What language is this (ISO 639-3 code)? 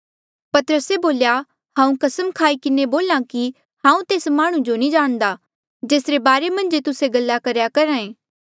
mjl